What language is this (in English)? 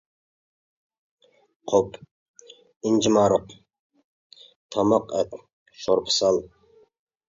Uyghur